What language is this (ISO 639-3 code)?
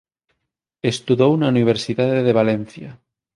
glg